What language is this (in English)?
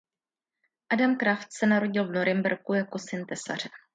Czech